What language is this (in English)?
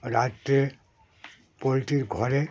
Bangla